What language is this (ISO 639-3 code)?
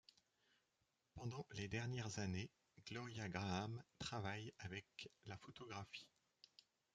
fra